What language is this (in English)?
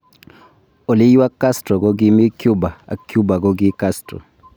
Kalenjin